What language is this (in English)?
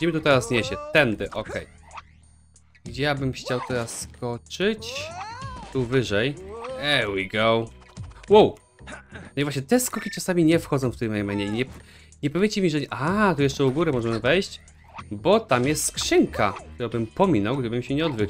Polish